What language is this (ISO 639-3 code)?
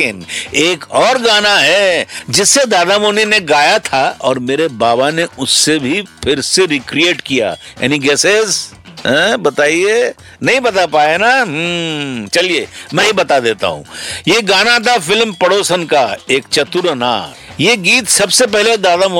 hin